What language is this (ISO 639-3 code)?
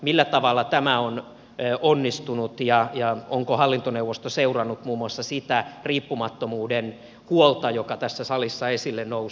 fin